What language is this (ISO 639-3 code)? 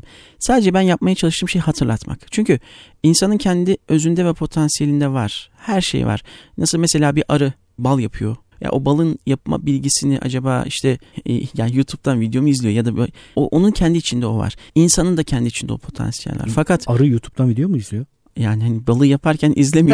tur